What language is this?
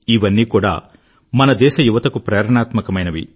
Telugu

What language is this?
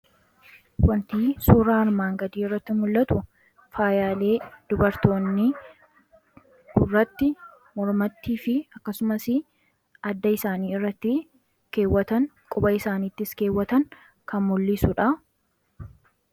Oromo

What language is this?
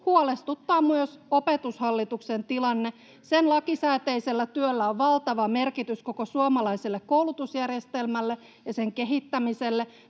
Finnish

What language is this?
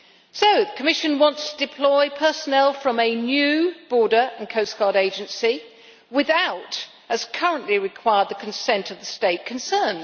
English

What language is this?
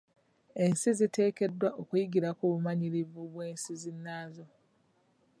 Ganda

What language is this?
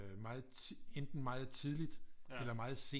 Danish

